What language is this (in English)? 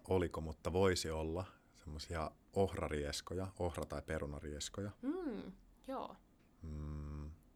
Finnish